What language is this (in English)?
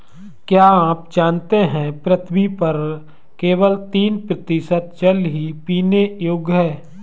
Hindi